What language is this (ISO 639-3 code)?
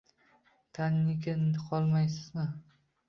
uzb